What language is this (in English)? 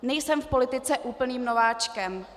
Czech